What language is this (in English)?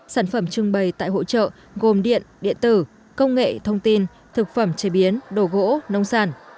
Vietnamese